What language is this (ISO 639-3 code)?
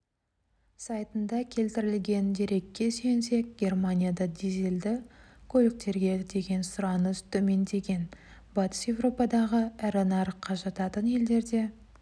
kaz